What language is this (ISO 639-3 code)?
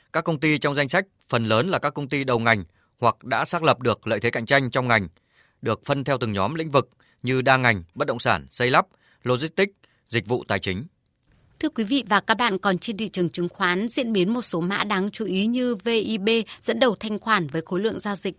vie